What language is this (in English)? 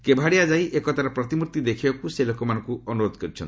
Odia